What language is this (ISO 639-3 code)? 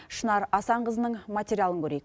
kaz